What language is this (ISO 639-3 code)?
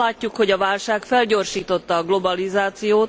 hun